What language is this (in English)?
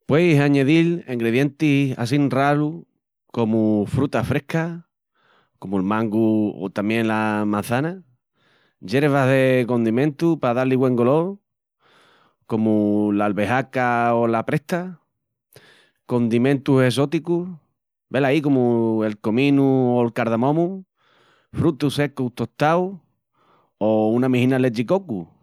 Extremaduran